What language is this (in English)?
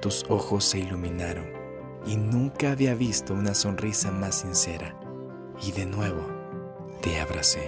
Spanish